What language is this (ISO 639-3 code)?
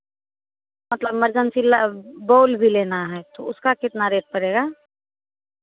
hin